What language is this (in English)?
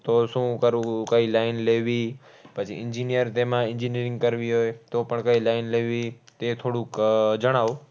Gujarati